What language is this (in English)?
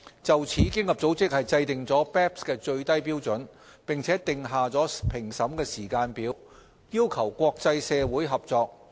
Cantonese